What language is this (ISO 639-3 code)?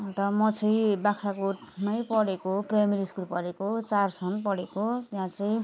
nep